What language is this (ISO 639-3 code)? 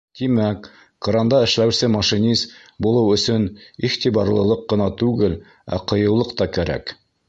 bak